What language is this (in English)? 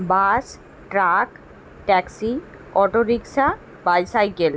Bangla